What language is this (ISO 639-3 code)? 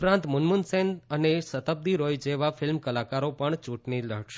guj